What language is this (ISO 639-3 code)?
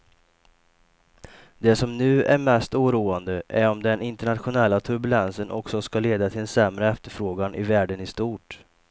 swe